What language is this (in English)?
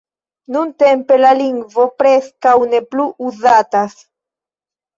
Esperanto